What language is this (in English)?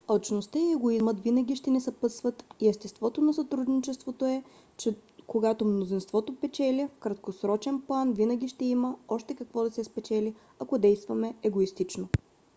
Bulgarian